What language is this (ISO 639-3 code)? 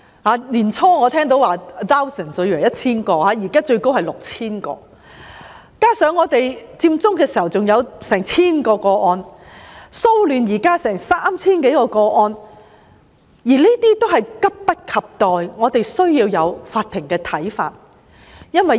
yue